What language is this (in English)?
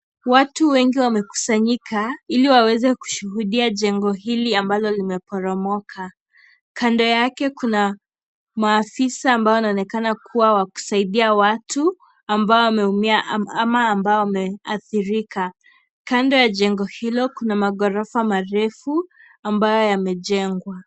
Swahili